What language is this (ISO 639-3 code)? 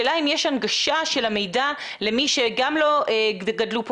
heb